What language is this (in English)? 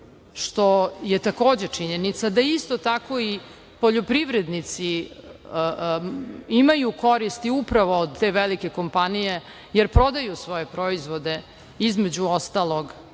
Serbian